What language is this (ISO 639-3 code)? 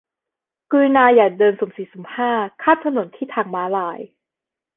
tha